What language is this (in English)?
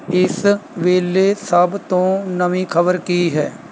Punjabi